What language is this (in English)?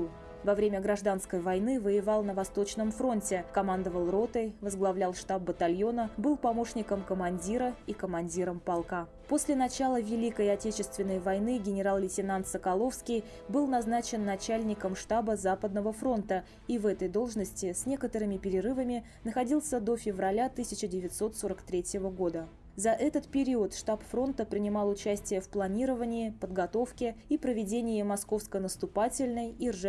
Russian